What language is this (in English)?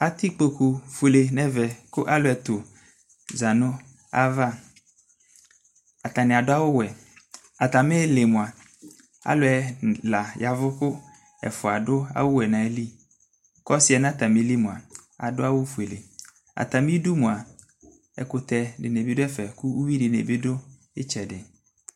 Ikposo